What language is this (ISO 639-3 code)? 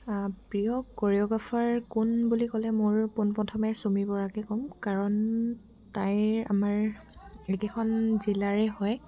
asm